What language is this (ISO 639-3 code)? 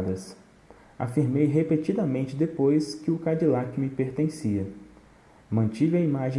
por